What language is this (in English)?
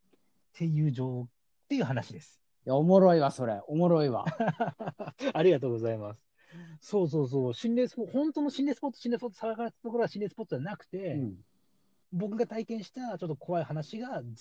Japanese